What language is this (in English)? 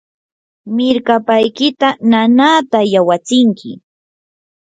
Yanahuanca Pasco Quechua